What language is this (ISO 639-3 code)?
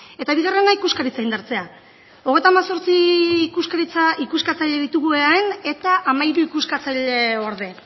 eus